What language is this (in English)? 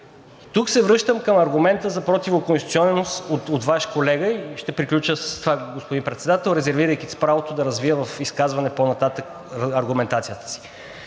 Bulgarian